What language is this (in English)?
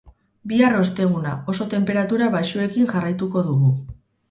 Basque